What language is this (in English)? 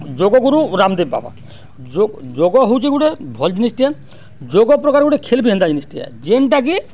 Odia